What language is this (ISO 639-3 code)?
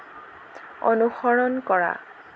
asm